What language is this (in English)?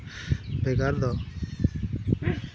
Santali